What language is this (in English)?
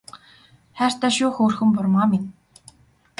Mongolian